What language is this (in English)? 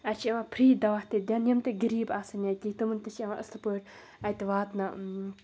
Kashmiri